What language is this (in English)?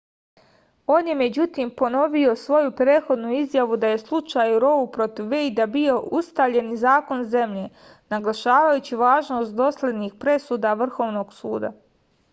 Serbian